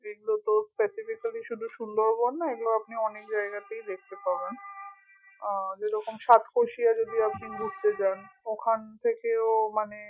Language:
Bangla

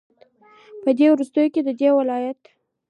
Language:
Pashto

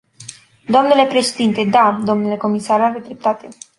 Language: Romanian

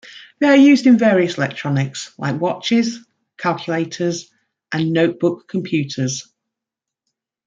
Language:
English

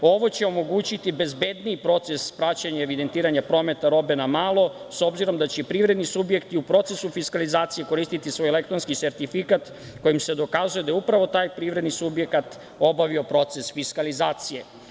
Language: Serbian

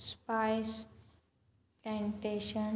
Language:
Konkani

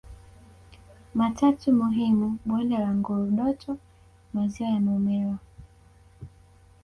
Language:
Swahili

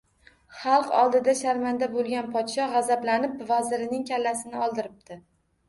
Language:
Uzbek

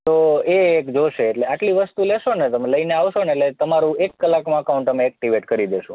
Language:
Gujarati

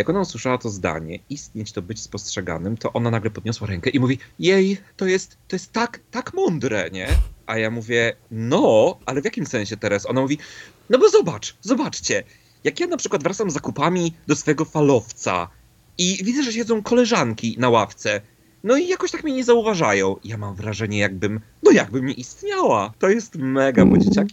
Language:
Polish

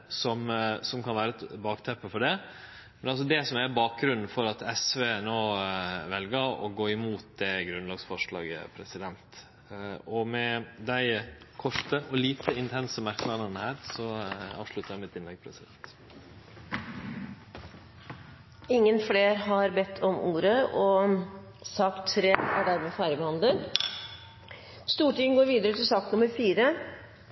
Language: Norwegian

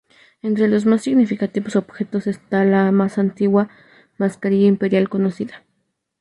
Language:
Spanish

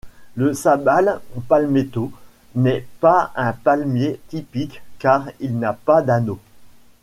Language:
French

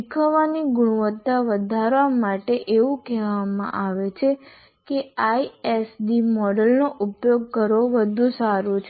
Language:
Gujarati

